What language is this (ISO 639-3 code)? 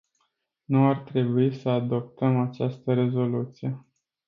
ron